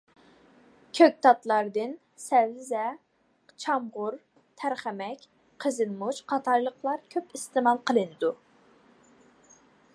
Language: Uyghur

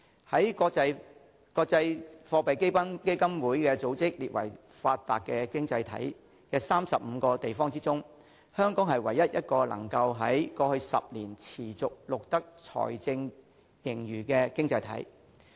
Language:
Cantonese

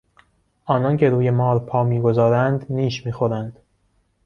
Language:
Persian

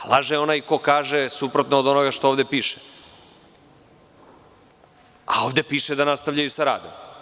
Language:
Serbian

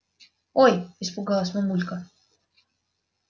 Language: Russian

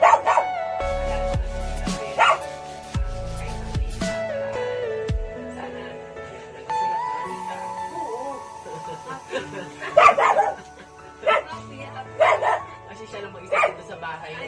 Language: Indonesian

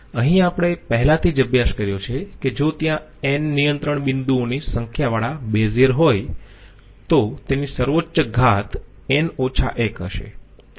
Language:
Gujarati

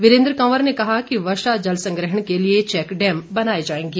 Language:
Hindi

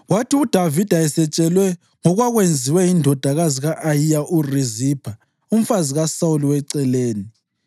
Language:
North Ndebele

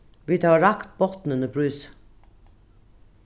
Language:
Faroese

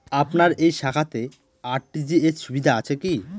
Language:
Bangla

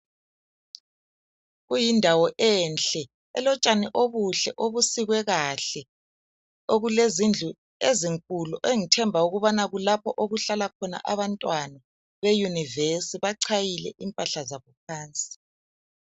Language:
North Ndebele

